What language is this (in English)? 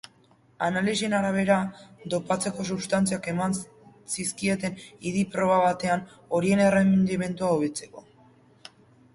Basque